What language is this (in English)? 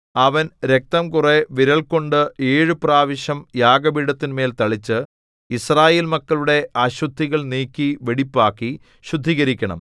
Malayalam